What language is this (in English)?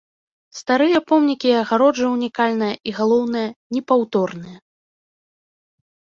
Belarusian